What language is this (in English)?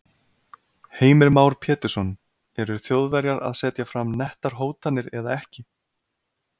Icelandic